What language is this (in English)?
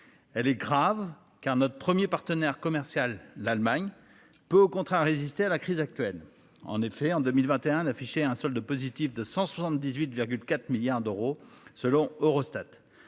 French